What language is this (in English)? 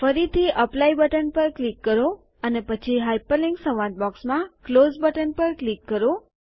Gujarati